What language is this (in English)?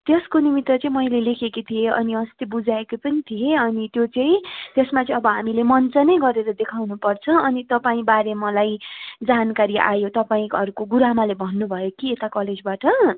Nepali